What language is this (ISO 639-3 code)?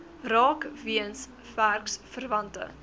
afr